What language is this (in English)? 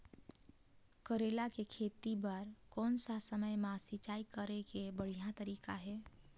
Chhattisgarhi